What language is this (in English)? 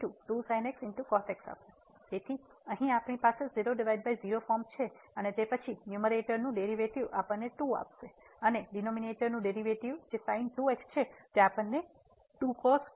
Gujarati